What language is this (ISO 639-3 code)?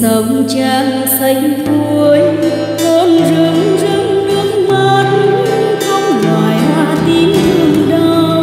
vie